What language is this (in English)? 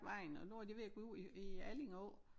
Danish